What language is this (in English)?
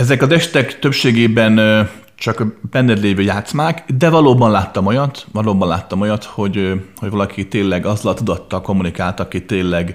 Hungarian